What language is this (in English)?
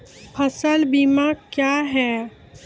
Maithili